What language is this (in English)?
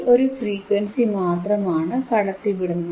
Malayalam